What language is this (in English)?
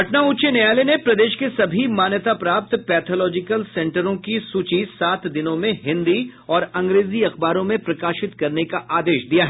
Hindi